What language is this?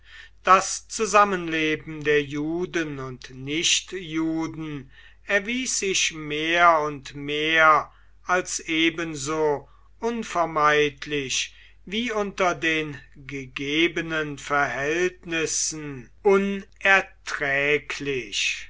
German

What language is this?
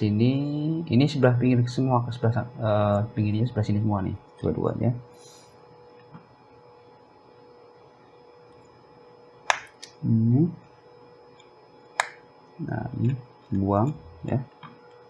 Indonesian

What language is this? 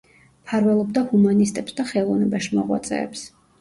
Georgian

